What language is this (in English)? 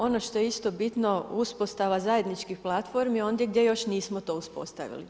Croatian